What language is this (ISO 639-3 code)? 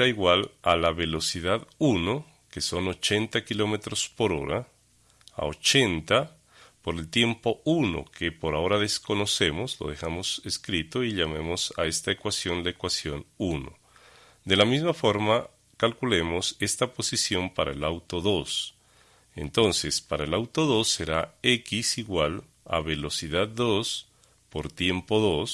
spa